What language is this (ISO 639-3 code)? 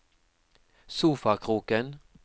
nor